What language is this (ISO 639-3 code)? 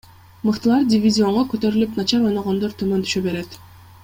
kir